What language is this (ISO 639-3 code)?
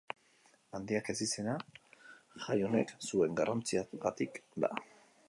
eus